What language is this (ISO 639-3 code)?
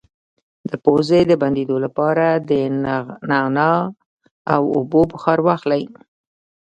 pus